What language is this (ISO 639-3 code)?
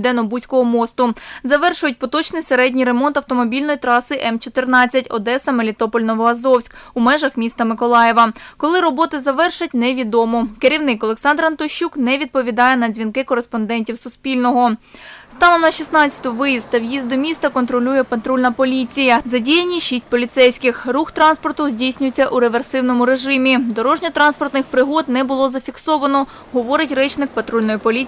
ukr